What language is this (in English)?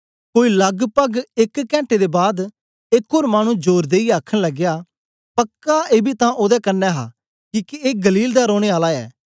Dogri